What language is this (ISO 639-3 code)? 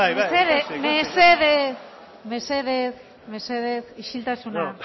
eus